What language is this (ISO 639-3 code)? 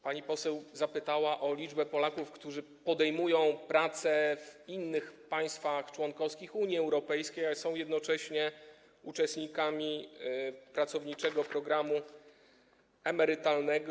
pol